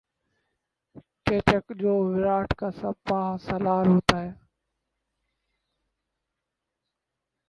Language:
Urdu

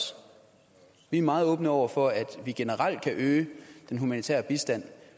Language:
Danish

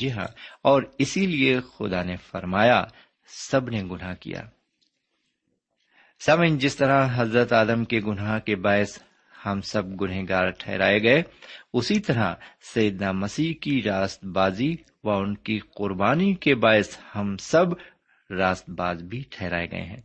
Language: Urdu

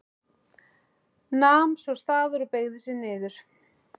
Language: Icelandic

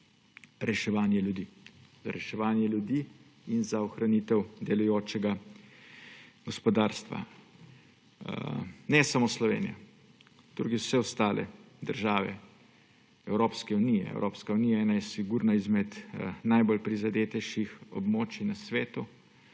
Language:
Slovenian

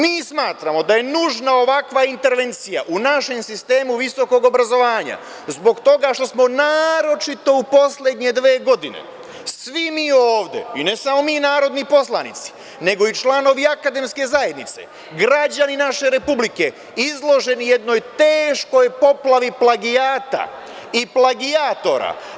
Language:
Serbian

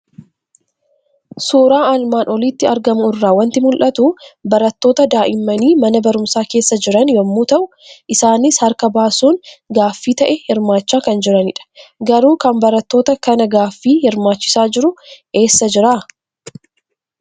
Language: Oromo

